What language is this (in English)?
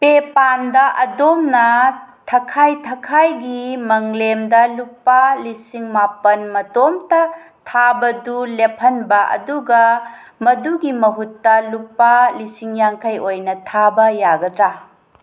Manipuri